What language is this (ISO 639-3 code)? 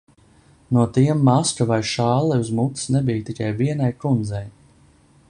lav